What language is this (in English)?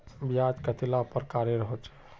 Magahi